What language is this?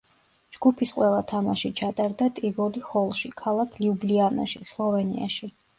Georgian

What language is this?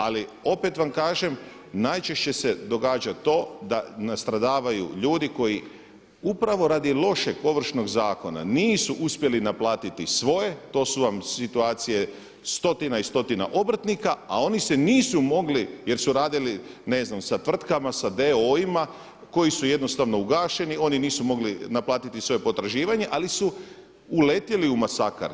Croatian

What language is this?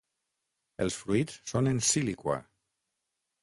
Catalan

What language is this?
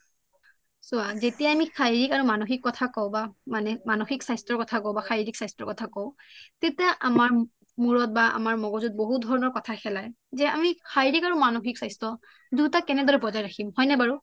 Assamese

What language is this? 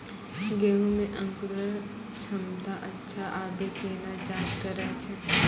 Maithili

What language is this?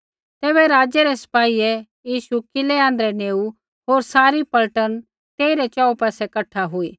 Kullu Pahari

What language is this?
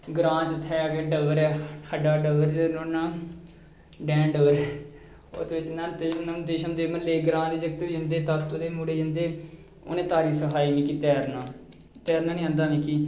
Dogri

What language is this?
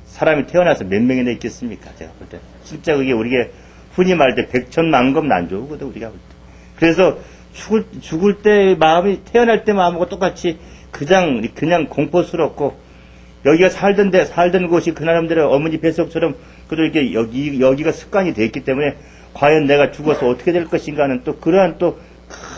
Korean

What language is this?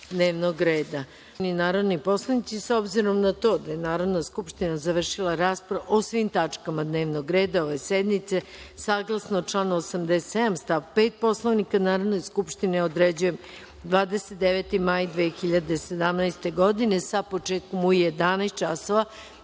Serbian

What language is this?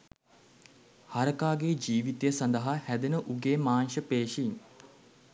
Sinhala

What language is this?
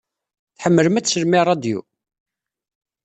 Kabyle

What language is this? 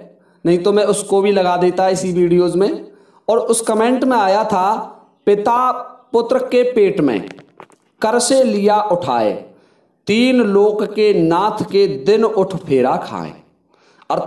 Hindi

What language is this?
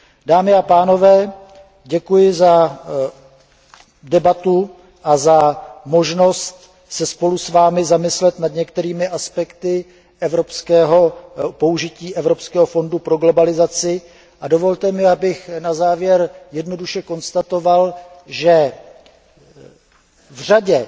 Czech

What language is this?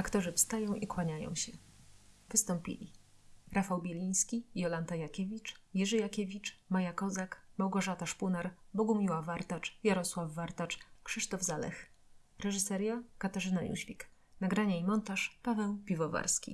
Polish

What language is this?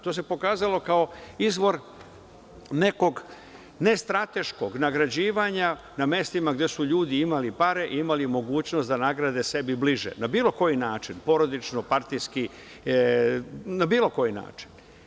Serbian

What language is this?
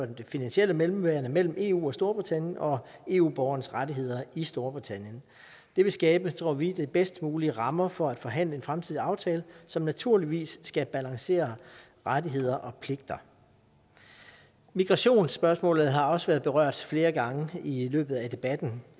Danish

